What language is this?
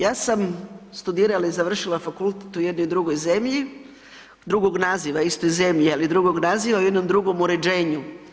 Croatian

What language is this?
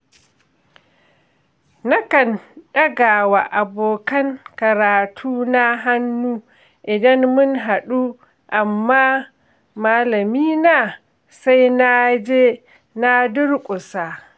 Hausa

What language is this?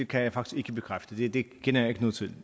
Danish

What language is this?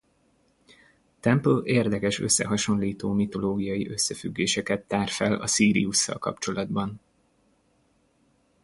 Hungarian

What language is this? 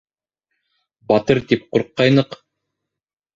Bashkir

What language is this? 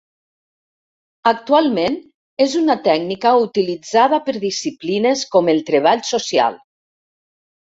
Catalan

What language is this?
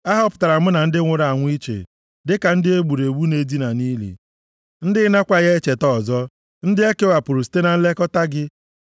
Igbo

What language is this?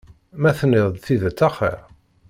Kabyle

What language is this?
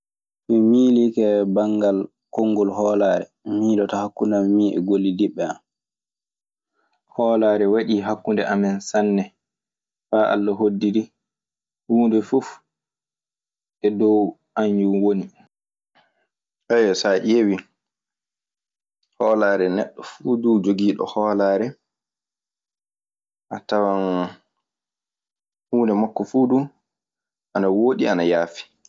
Maasina Fulfulde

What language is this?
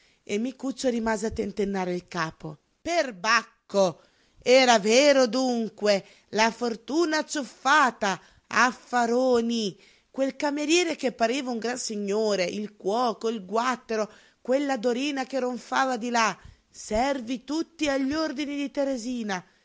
Italian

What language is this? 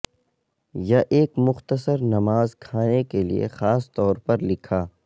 Urdu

